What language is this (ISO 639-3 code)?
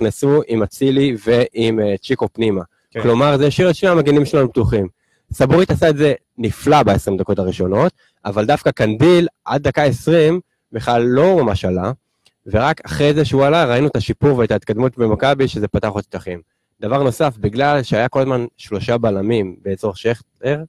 heb